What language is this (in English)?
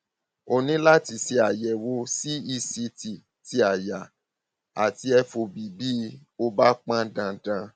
Yoruba